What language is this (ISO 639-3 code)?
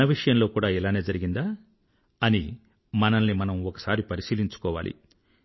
tel